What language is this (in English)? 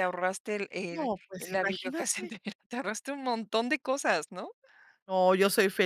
Spanish